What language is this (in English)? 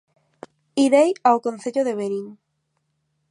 Galician